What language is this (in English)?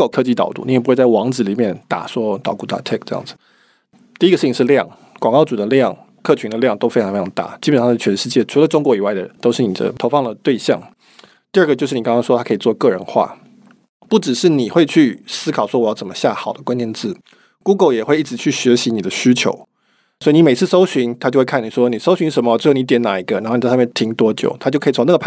Chinese